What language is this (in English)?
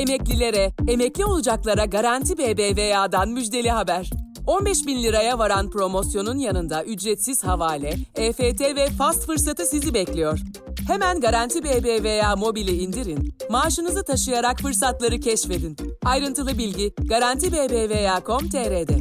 Turkish